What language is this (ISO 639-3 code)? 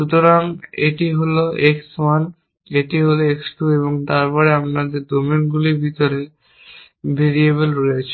ben